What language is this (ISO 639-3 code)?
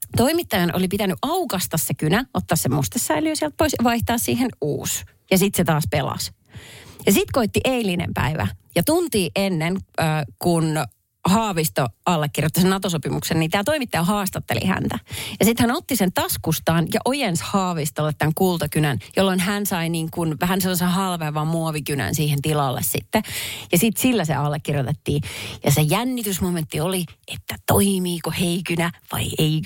fin